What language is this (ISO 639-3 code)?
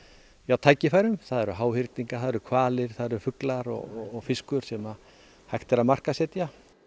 isl